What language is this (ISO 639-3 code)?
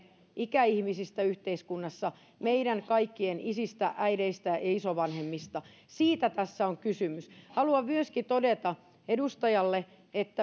fin